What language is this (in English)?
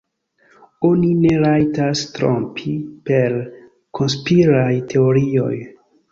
Esperanto